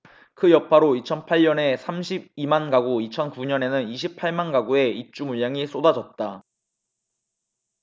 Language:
Korean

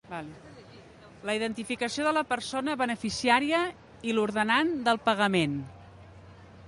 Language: Catalan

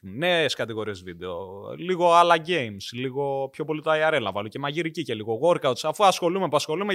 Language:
Greek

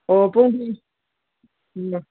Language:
Manipuri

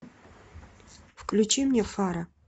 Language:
Russian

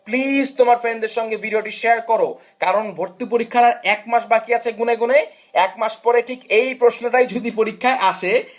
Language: Bangla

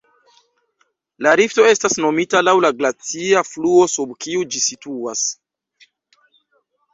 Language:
Esperanto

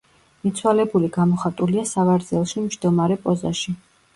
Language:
Georgian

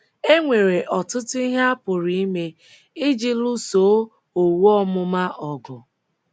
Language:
Igbo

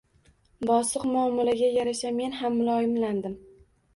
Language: Uzbek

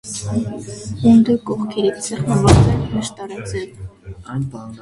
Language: Armenian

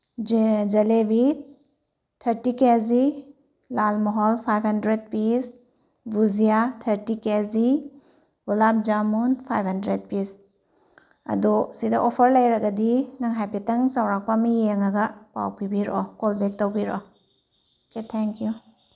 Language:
Manipuri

